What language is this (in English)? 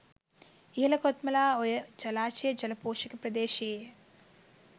Sinhala